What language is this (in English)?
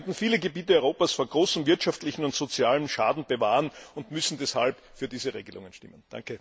German